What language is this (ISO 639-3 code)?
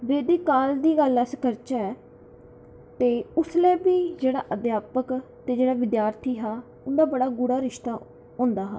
doi